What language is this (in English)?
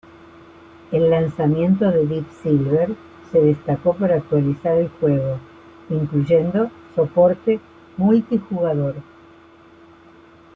Spanish